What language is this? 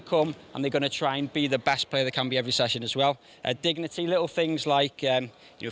Thai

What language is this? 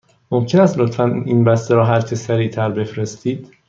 Persian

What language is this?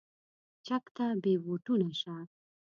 Pashto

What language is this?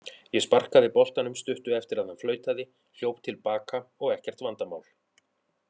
Icelandic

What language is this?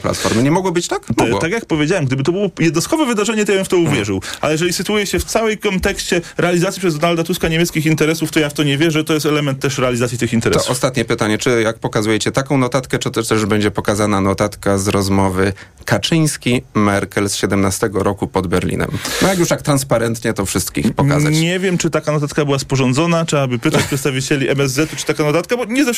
Polish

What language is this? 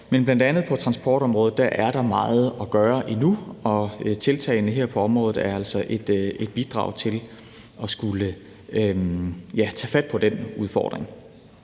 Danish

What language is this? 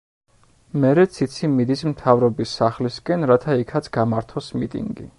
Georgian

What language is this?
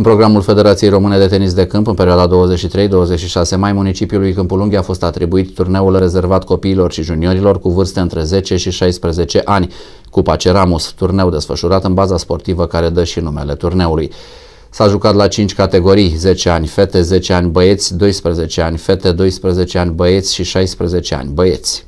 Romanian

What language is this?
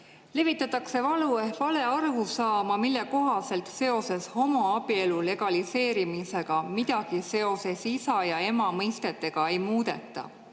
Estonian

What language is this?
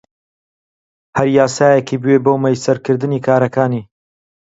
Central Kurdish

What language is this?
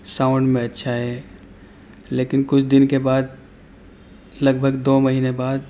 Urdu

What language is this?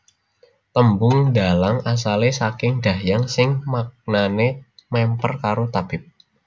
Javanese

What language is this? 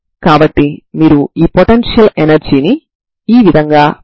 Telugu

